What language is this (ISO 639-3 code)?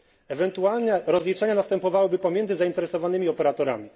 pol